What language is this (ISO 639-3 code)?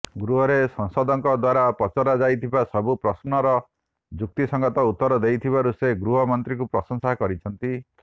ori